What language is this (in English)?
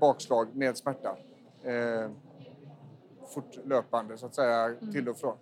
Swedish